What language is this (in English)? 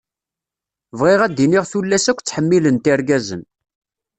Kabyle